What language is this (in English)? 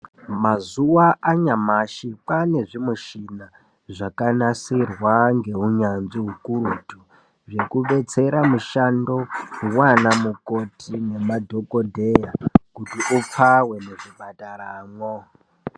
Ndau